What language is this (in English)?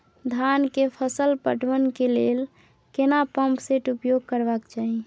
Maithili